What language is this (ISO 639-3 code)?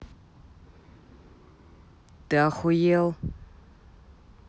rus